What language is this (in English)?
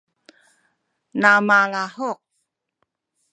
Sakizaya